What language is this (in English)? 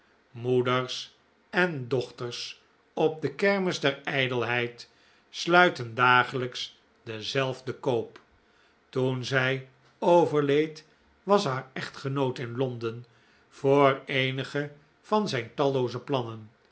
Dutch